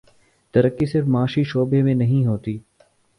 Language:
Urdu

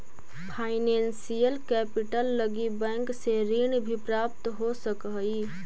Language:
Magahi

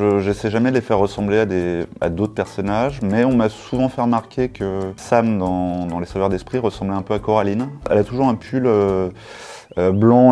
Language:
French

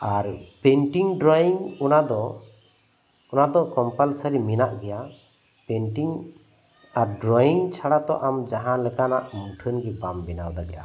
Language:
Santali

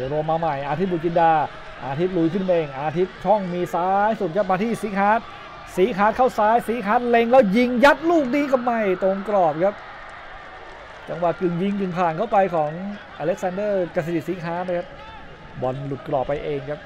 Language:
Thai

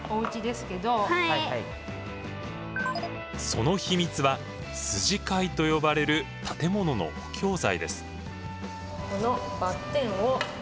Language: Japanese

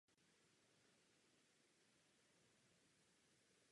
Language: Czech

